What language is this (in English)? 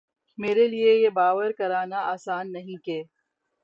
Urdu